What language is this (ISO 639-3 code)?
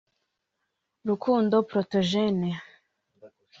kin